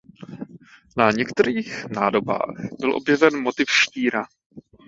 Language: Czech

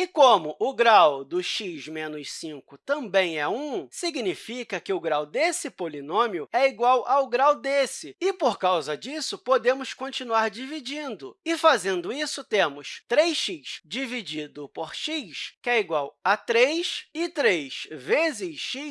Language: Portuguese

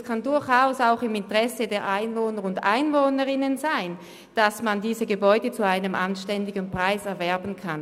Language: Swiss German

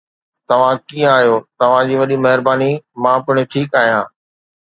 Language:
Sindhi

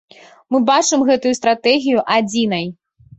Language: Belarusian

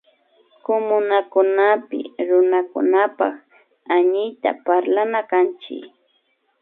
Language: Imbabura Highland Quichua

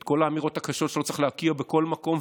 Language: Hebrew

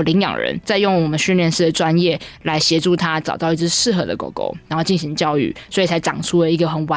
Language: Chinese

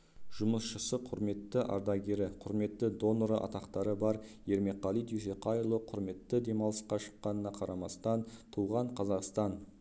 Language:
Kazakh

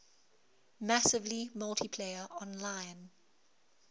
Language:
English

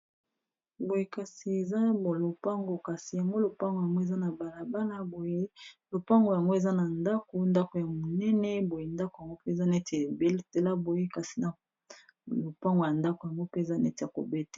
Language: Lingala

